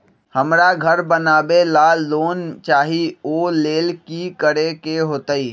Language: Magahi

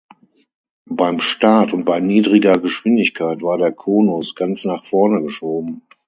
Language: German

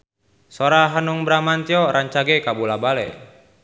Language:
Sundanese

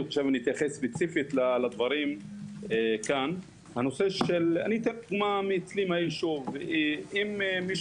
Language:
Hebrew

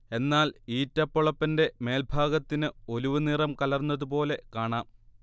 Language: Malayalam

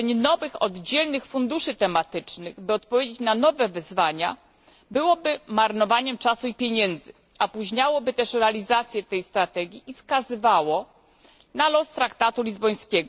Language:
Polish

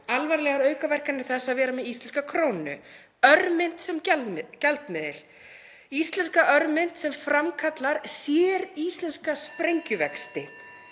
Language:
Icelandic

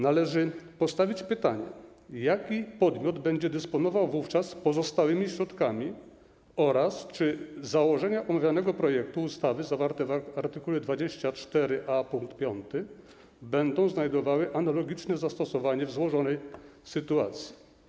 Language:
Polish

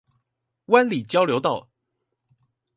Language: Chinese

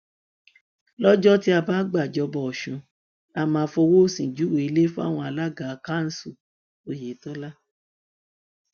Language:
Yoruba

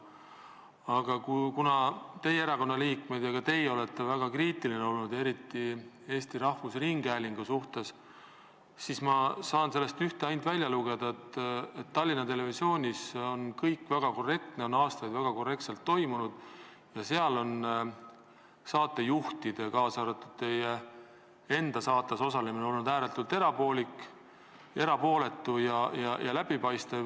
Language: Estonian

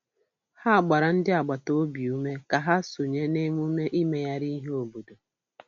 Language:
Igbo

